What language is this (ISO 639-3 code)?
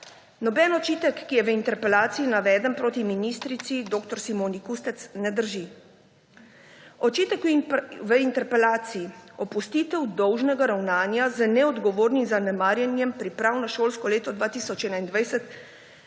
slv